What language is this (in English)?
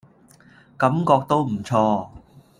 Cantonese